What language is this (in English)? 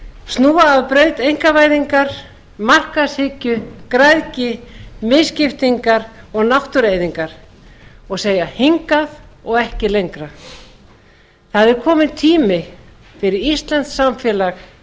Icelandic